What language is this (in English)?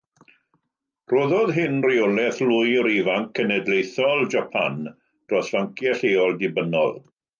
Welsh